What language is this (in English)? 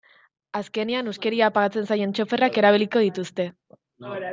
Basque